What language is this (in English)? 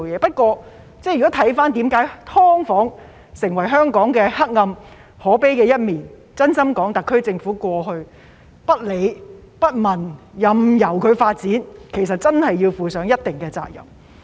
Cantonese